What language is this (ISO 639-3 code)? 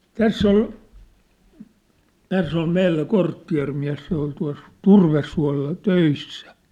fin